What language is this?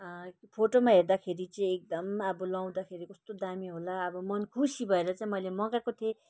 Nepali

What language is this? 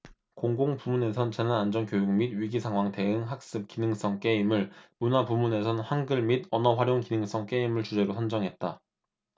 Korean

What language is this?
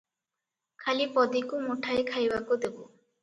Odia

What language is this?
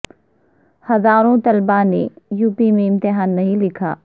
Urdu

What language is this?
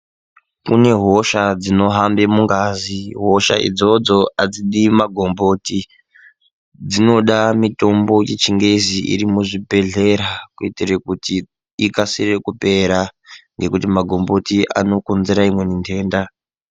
Ndau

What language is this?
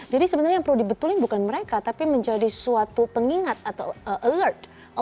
Indonesian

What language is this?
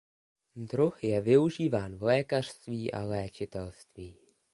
Czech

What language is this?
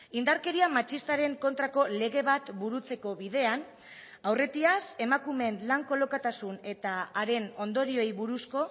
Basque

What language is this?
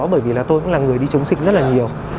Vietnamese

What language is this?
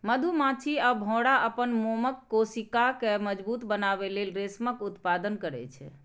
Maithili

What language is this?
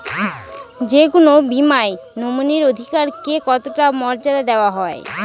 Bangla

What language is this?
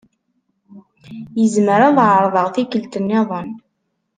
Kabyle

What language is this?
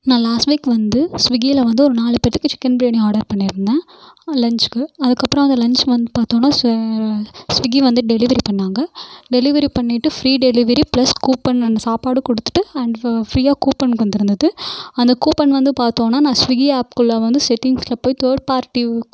Tamil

